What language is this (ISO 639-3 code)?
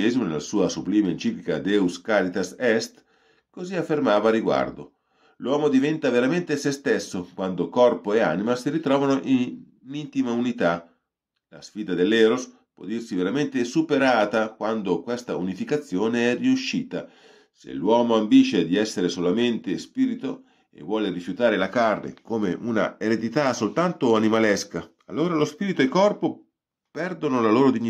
ita